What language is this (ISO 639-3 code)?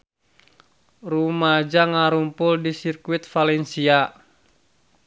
sun